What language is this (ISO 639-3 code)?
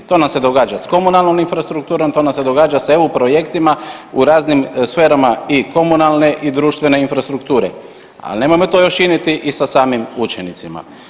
hrv